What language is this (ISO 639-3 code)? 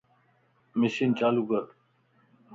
lss